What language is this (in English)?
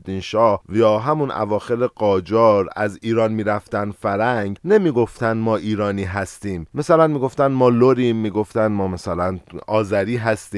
Persian